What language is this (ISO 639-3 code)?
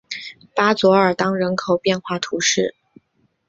zho